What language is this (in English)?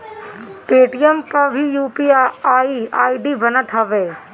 Bhojpuri